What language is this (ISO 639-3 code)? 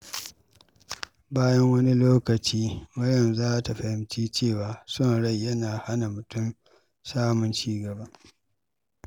hau